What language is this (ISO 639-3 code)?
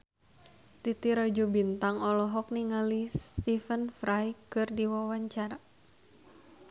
sun